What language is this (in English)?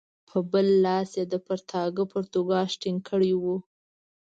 Pashto